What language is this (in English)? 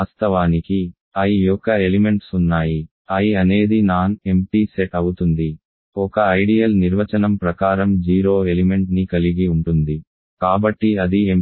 Telugu